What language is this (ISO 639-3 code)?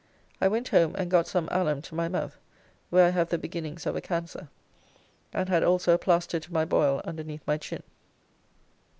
eng